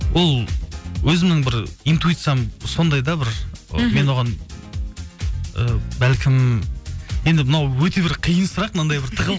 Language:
Kazakh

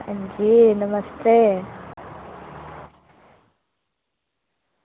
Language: Dogri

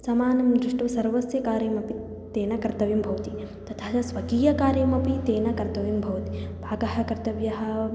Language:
Sanskrit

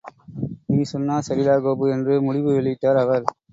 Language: Tamil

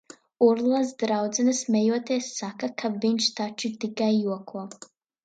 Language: Latvian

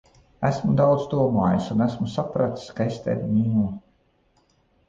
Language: Latvian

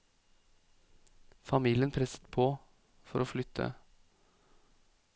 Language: Norwegian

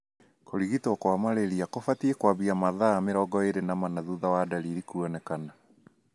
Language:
Kikuyu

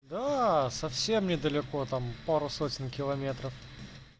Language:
Russian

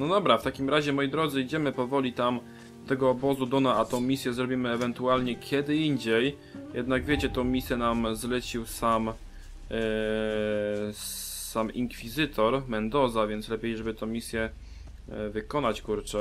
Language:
Polish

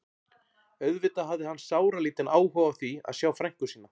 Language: Icelandic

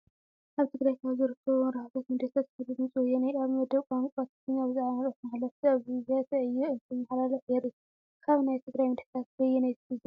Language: Tigrinya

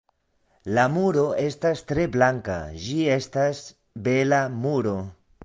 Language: Esperanto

